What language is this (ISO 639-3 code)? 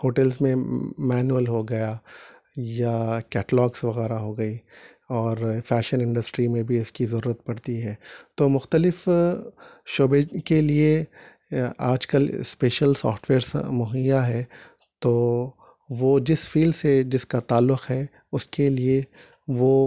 urd